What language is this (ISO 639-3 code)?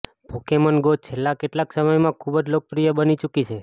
guj